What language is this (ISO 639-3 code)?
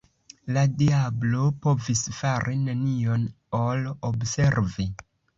epo